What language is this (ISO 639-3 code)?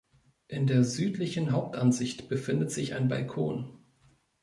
deu